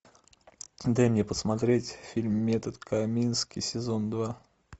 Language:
Russian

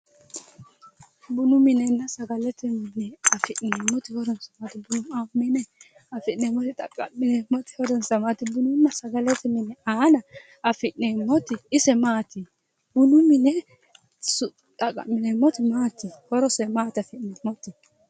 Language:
Sidamo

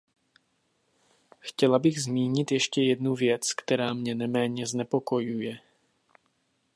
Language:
Czech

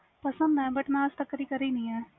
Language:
Punjabi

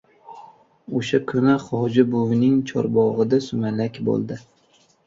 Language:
Uzbek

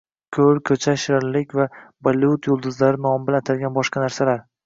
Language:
Uzbek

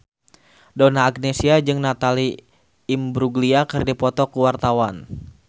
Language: Sundanese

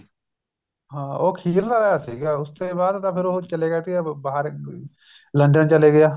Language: Punjabi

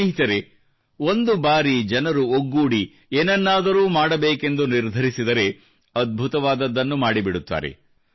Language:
Kannada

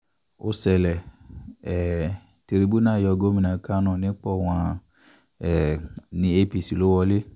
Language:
Yoruba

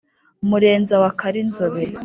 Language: Kinyarwanda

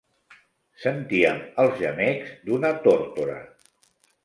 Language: Catalan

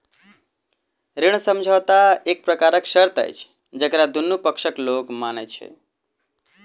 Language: Maithili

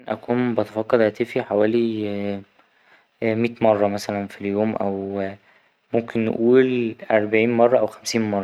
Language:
Egyptian Arabic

